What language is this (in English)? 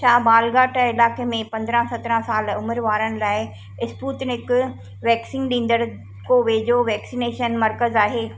Sindhi